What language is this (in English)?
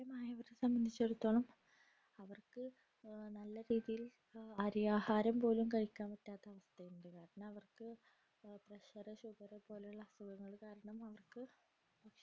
Malayalam